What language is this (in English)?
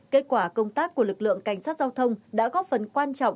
Vietnamese